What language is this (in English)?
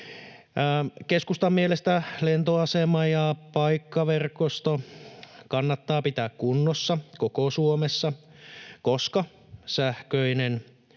Finnish